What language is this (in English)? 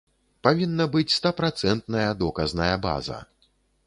Belarusian